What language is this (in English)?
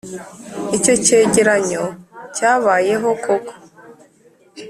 Kinyarwanda